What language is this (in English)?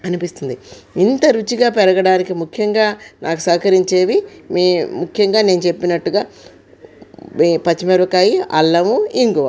Telugu